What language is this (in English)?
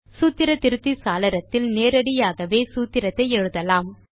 Tamil